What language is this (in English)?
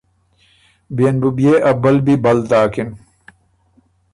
Ormuri